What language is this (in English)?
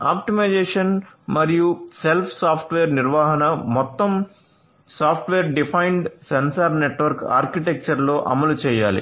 Telugu